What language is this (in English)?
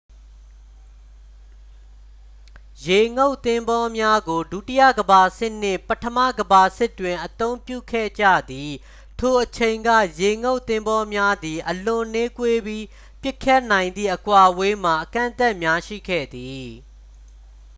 Burmese